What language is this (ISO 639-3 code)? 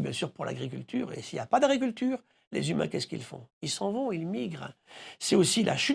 fra